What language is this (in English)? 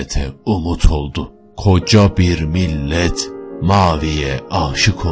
Turkish